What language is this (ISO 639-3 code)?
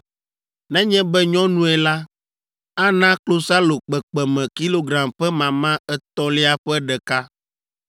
ewe